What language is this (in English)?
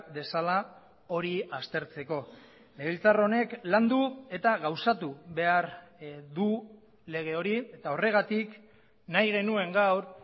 Basque